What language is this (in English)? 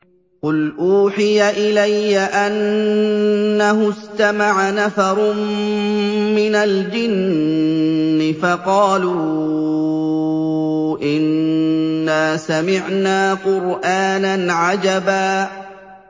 Arabic